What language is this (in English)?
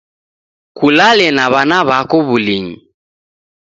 Taita